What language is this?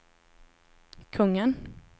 Swedish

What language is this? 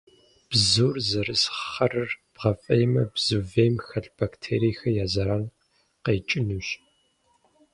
Kabardian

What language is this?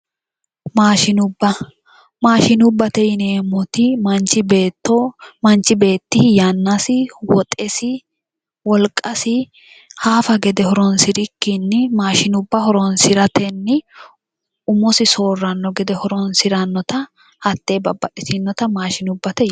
Sidamo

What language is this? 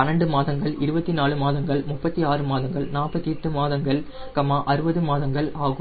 Tamil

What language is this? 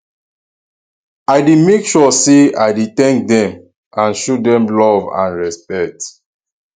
Nigerian Pidgin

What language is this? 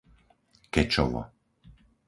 Slovak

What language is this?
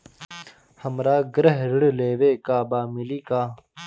Bhojpuri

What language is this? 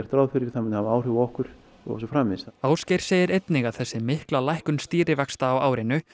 Icelandic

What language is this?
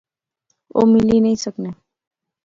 Pahari-Potwari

